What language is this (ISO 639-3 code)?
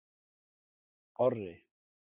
isl